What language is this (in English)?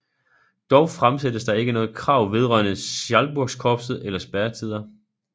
Danish